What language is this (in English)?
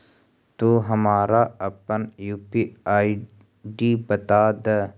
Magahi